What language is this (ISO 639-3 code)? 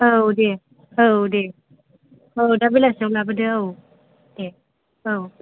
brx